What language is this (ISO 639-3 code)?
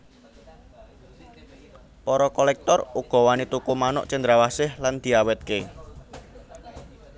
jav